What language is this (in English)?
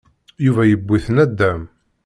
Kabyle